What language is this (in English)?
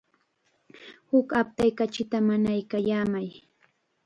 Chiquián Ancash Quechua